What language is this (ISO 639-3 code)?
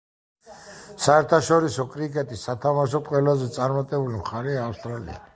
kat